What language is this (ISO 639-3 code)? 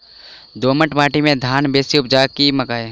mai